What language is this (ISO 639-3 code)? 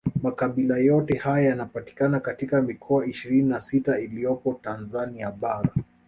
swa